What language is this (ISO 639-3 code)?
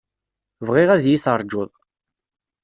kab